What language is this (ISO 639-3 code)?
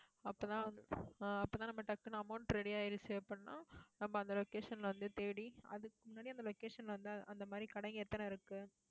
tam